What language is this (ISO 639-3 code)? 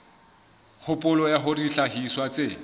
sot